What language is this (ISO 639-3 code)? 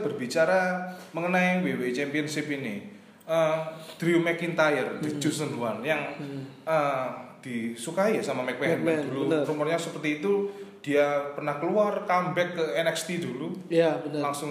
ind